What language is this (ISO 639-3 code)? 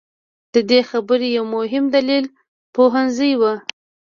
pus